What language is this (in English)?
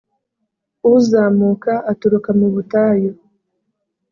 Kinyarwanda